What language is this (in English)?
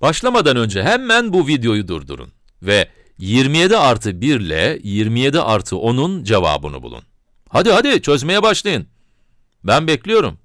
Turkish